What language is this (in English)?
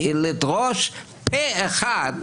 Hebrew